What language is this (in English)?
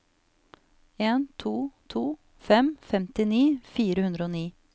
Norwegian